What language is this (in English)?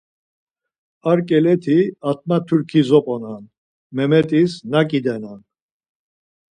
Laz